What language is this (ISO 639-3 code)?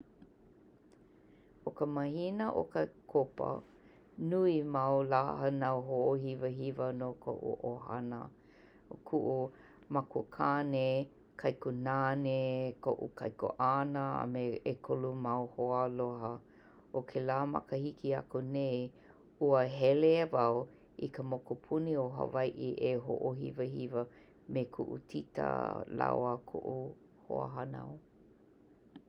haw